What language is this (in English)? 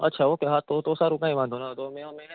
Gujarati